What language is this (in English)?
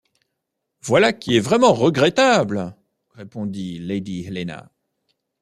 French